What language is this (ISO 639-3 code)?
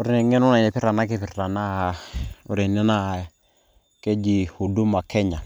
mas